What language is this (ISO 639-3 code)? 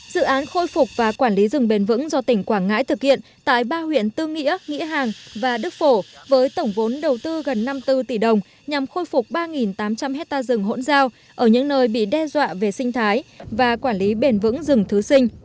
vie